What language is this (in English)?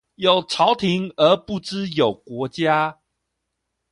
Chinese